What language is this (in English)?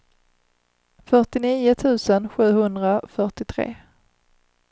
Swedish